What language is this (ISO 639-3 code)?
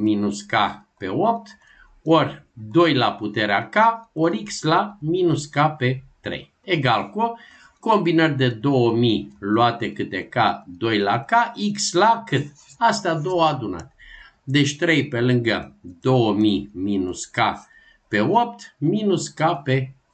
ron